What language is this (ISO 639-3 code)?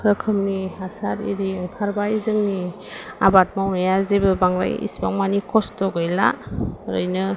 brx